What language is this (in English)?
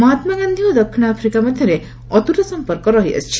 Odia